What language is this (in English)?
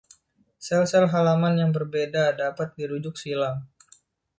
Indonesian